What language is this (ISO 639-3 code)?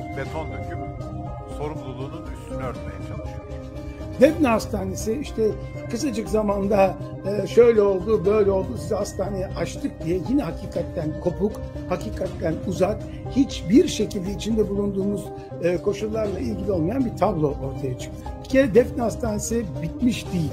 tur